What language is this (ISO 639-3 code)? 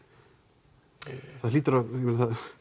isl